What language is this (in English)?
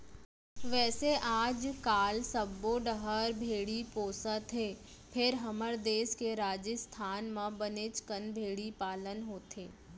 Chhattisgarhi